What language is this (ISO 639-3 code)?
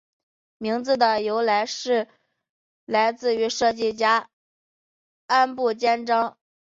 zho